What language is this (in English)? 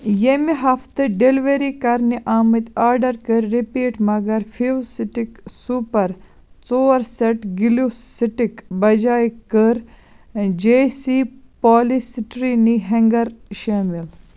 Kashmiri